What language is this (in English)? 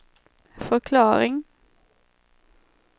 Swedish